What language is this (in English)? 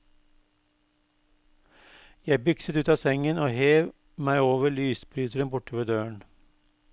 Norwegian